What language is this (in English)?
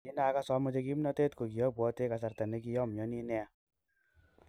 Kalenjin